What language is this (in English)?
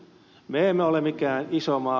Finnish